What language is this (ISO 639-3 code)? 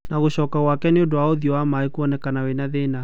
kik